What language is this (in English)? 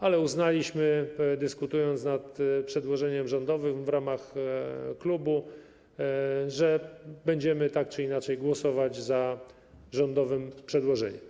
Polish